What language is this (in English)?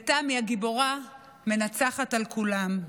Hebrew